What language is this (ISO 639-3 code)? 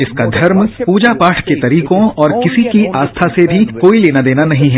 hin